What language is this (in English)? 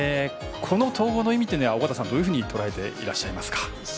Japanese